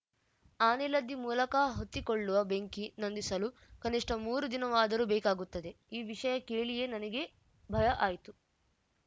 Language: Kannada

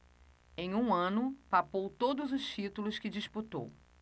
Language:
Portuguese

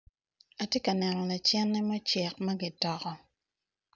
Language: Acoli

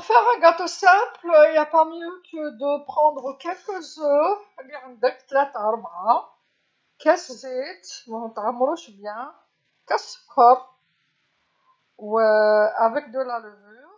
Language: Algerian Arabic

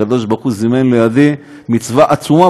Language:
Hebrew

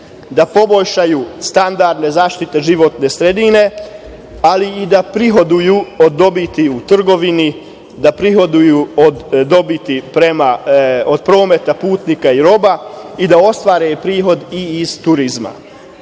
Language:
Serbian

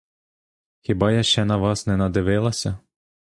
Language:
Ukrainian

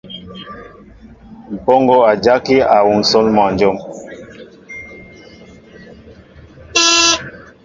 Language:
Mbo (Cameroon)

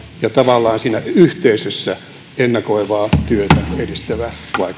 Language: Finnish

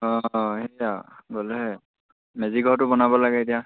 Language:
Assamese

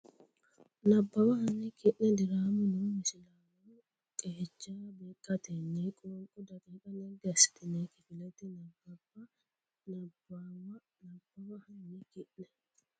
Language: Sidamo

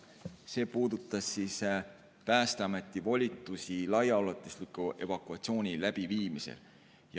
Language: Estonian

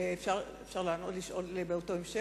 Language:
Hebrew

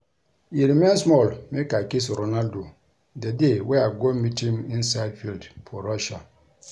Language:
Nigerian Pidgin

